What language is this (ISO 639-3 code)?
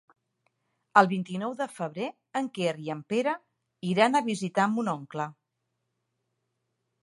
cat